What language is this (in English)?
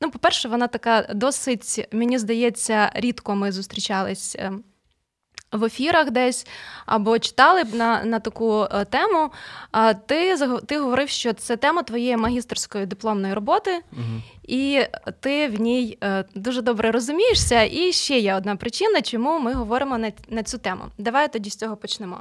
Ukrainian